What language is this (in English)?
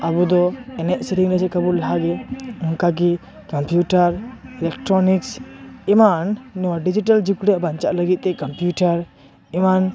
Santali